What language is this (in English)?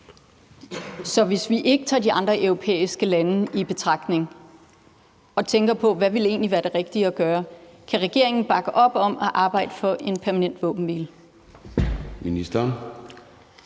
Danish